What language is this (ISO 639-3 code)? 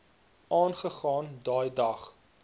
afr